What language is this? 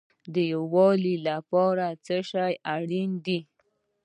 Pashto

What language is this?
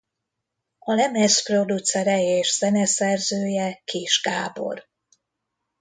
Hungarian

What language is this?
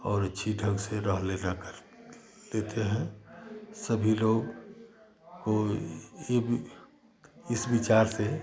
Hindi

